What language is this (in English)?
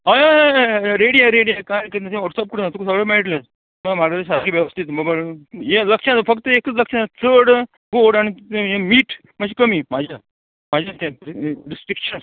Konkani